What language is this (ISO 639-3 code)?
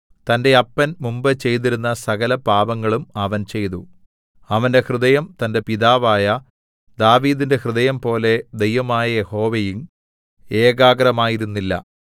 mal